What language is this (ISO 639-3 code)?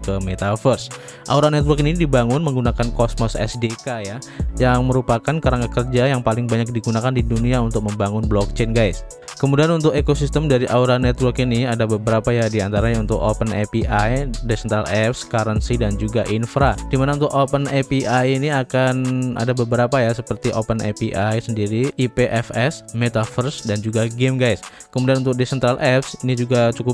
ind